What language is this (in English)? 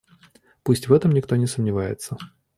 Russian